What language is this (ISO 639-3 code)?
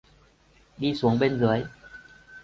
vie